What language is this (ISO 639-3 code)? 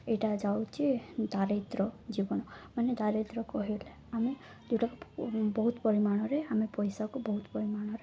ori